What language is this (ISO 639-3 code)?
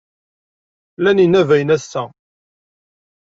kab